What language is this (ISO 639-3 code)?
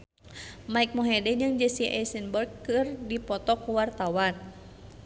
sun